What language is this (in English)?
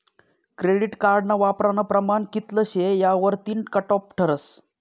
Marathi